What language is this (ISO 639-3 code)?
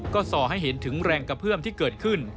tha